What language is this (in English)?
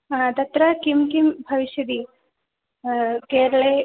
Sanskrit